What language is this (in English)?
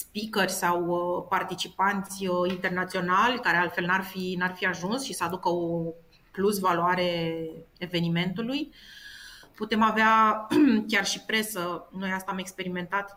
Romanian